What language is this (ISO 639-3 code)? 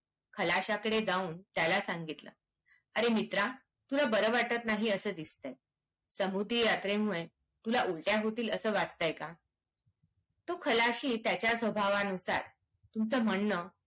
mar